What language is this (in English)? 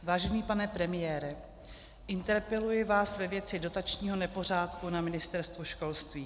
Czech